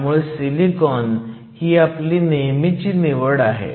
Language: Marathi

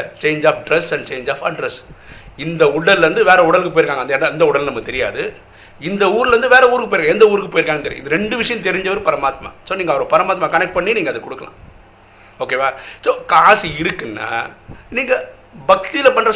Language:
Tamil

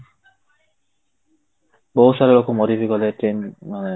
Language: Odia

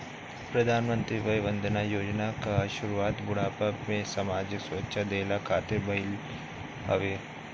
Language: Bhojpuri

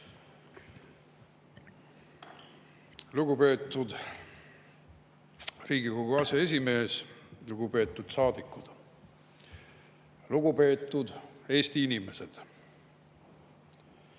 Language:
Estonian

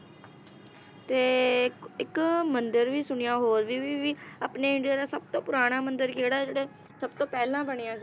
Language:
Punjabi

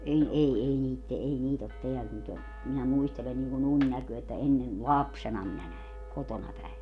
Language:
Finnish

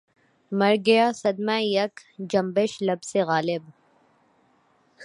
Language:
Urdu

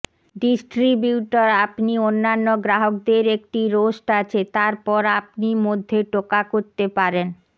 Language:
Bangla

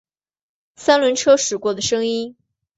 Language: Chinese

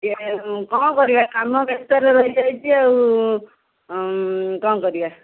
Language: Odia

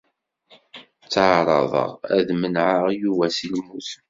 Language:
Kabyle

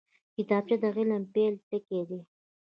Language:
Pashto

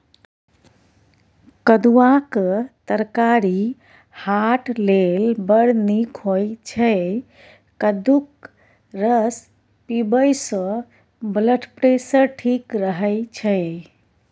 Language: Maithili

